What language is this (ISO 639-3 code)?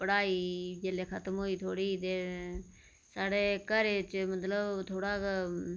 doi